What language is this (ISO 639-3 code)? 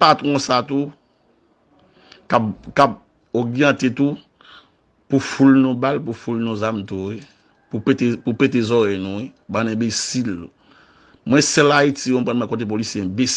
fra